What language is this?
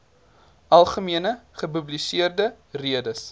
Afrikaans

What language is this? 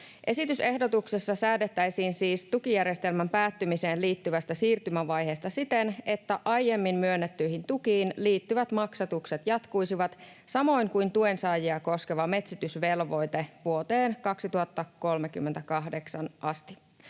Finnish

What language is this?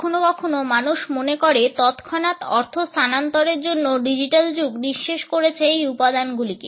Bangla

